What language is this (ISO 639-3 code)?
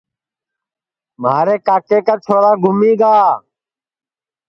ssi